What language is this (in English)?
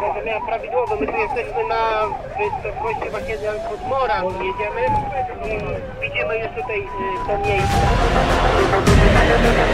Polish